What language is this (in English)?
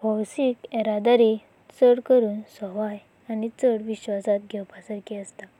Konkani